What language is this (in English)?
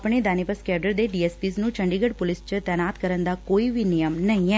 Punjabi